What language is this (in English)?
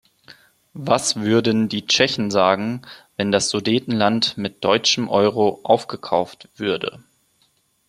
German